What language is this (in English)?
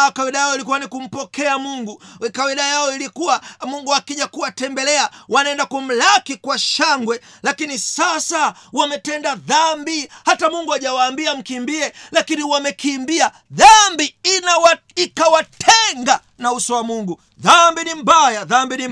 Swahili